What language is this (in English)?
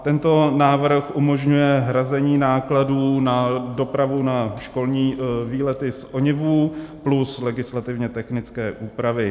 Czech